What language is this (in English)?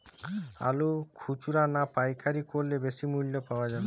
Bangla